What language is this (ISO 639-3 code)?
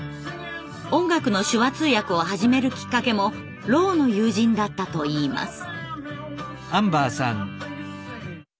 jpn